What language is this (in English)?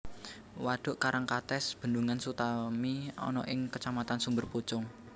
Javanese